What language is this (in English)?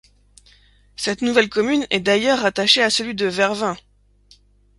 French